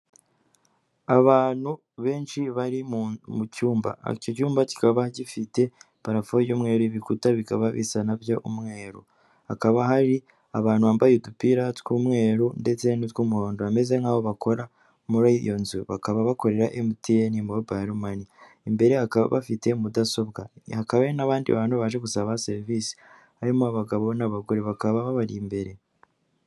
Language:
Kinyarwanda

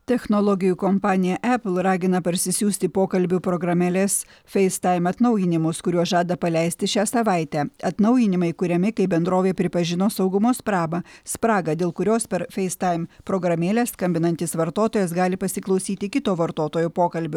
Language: Lithuanian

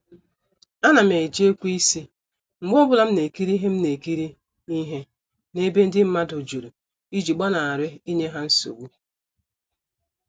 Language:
Igbo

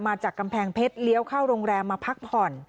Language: Thai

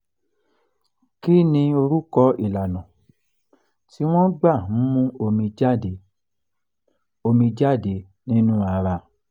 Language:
Yoruba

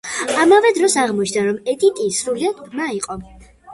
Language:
Georgian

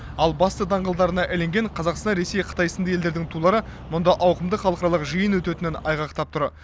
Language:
Kazakh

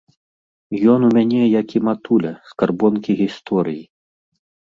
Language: Belarusian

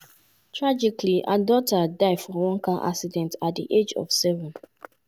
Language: Nigerian Pidgin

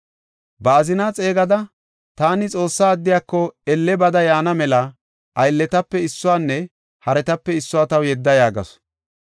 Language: Gofa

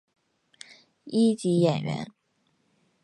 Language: Chinese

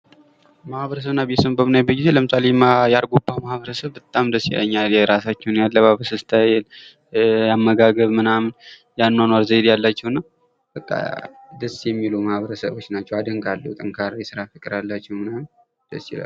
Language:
Amharic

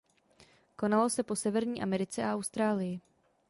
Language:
Czech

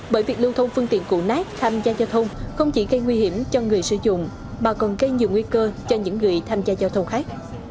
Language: Vietnamese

